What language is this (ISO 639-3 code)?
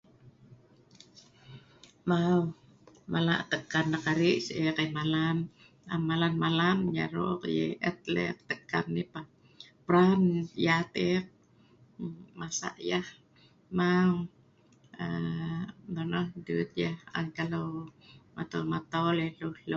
snv